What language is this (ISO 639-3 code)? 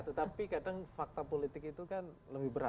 ind